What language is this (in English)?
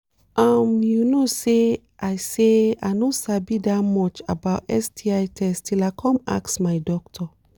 Nigerian Pidgin